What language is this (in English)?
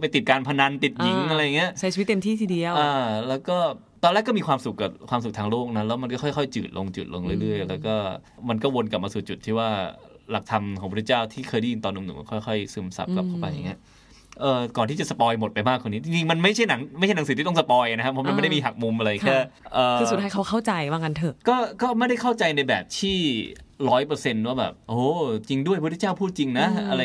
Thai